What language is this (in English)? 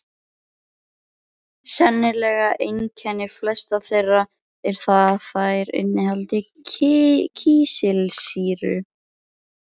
Icelandic